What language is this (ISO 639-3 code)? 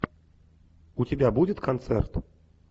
rus